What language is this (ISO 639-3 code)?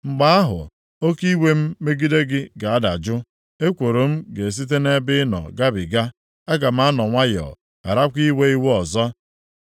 ibo